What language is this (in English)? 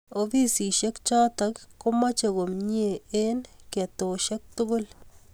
Kalenjin